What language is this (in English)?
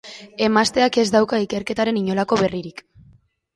Basque